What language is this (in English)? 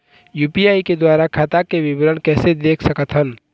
Chhattisgarhi